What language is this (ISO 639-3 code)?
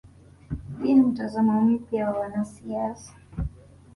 swa